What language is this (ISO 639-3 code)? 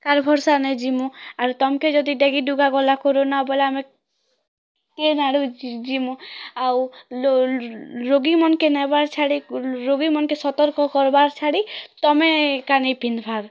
ori